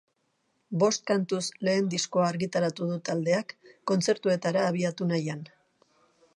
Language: Basque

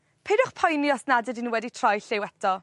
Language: Welsh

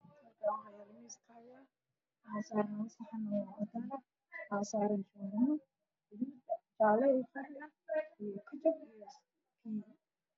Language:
Somali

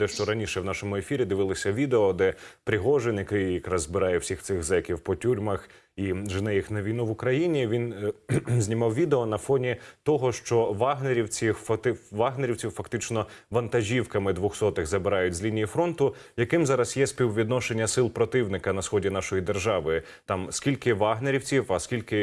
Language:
Ukrainian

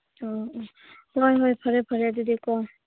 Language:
Manipuri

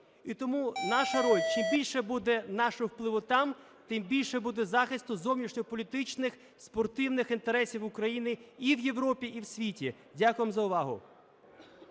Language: Ukrainian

